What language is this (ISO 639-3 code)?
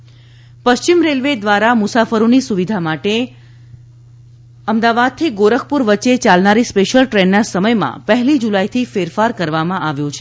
guj